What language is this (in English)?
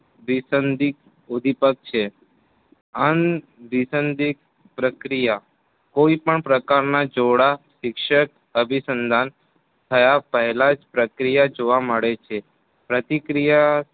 Gujarati